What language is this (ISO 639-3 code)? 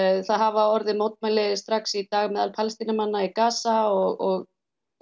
isl